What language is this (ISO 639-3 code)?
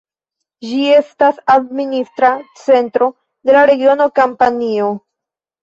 epo